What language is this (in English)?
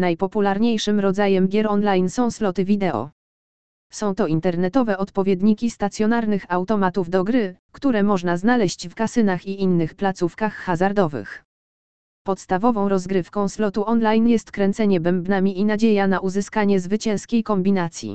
Polish